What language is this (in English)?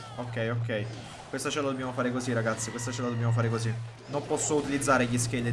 Italian